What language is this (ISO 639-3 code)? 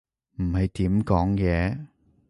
yue